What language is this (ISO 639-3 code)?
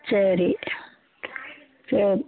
tam